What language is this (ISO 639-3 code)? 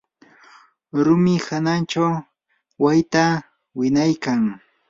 qur